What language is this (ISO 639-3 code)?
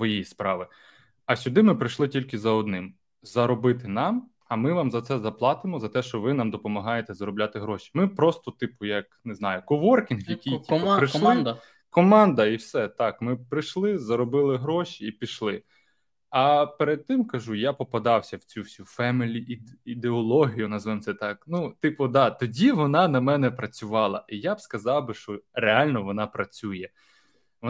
ukr